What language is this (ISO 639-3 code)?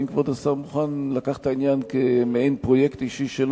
heb